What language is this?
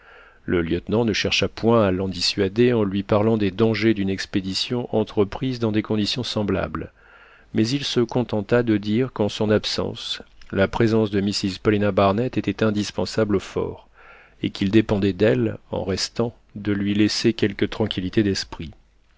French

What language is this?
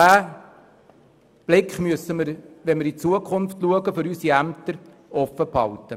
Swiss German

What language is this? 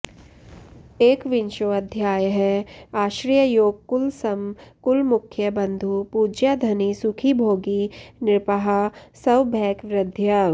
Sanskrit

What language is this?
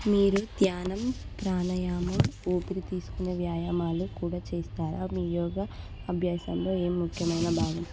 Telugu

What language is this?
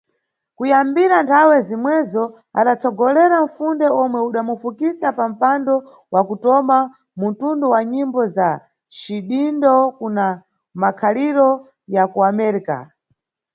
Nyungwe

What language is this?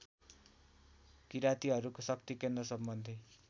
Nepali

